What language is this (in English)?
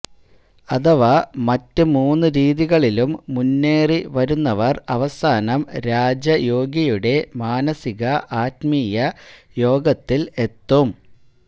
Malayalam